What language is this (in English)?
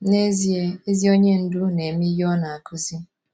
Igbo